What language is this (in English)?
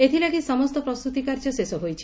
Odia